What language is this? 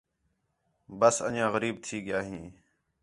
Khetrani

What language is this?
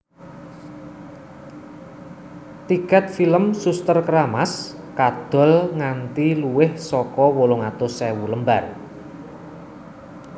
Javanese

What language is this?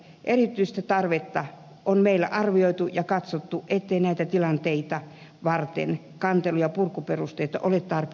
Finnish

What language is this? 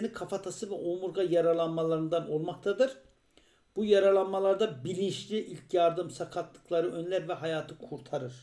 Turkish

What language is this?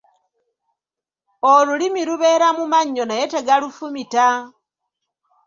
Ganda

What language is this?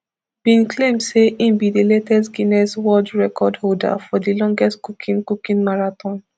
Nigerian Pidgin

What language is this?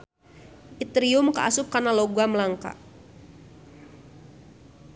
Sundanese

